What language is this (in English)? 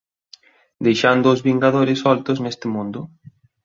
Galician